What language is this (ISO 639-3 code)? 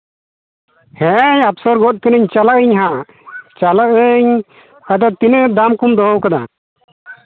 sat